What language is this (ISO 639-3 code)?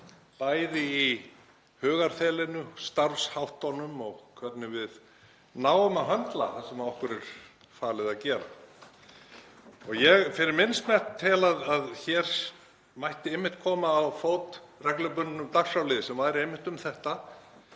isl